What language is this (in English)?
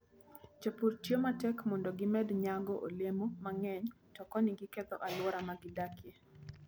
Luo (Kenya and Tanzania)